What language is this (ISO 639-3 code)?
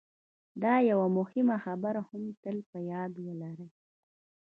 pus